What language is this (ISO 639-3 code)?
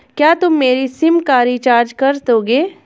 hin